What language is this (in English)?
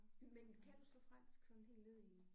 Danish